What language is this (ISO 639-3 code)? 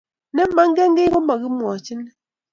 kln